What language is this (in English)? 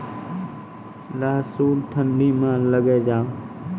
Maithili